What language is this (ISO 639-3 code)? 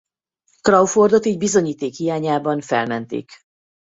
hun